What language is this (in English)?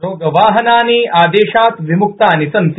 Sanskrit